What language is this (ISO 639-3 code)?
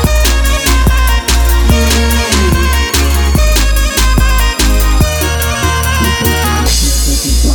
bul